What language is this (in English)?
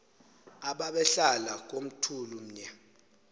Xhosa